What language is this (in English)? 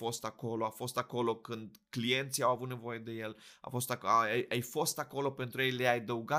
Romanian